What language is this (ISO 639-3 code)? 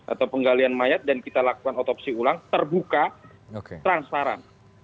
ind